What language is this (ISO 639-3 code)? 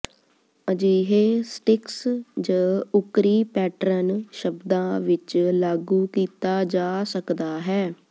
pan